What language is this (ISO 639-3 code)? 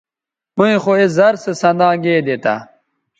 btv